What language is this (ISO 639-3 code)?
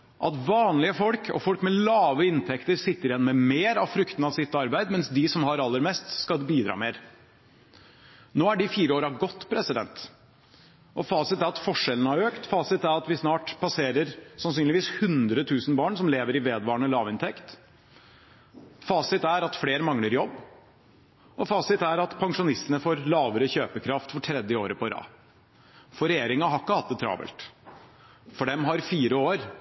nob